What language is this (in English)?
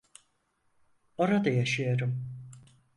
Turkish